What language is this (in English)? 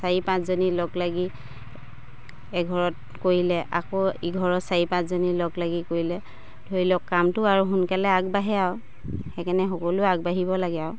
Assamese